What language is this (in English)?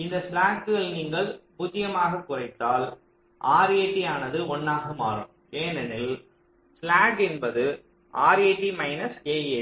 Tamil